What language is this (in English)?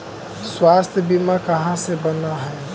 Magahi